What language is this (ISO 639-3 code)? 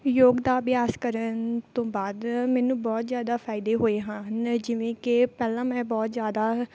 pan